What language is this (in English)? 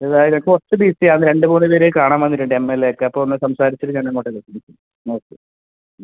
Malayalam